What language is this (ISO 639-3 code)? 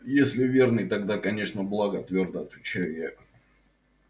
rus